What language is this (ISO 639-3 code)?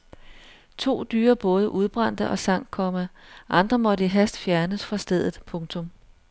dan